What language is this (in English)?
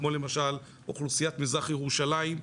Hebrew